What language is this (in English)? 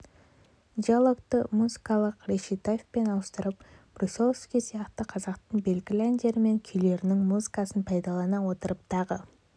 Kazakh